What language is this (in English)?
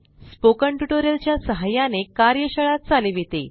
Marathi